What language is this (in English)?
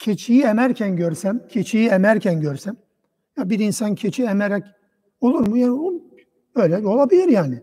Turkish